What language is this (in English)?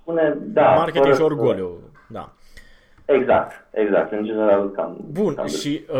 Romanian